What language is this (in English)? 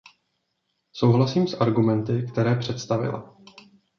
Czech